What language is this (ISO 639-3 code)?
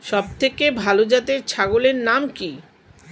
ben